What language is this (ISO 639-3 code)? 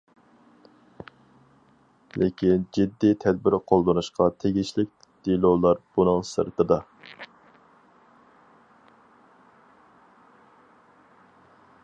uig